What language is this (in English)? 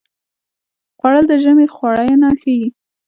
Pashto